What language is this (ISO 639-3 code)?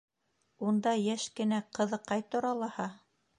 bak